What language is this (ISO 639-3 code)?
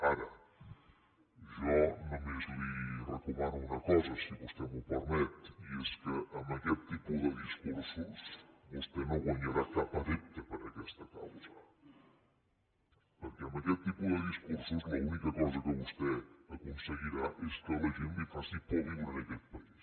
cat